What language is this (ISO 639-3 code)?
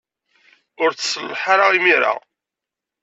kab